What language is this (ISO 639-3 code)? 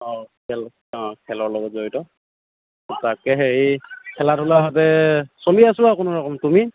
asm